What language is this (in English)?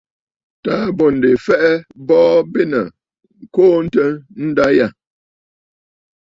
Bafut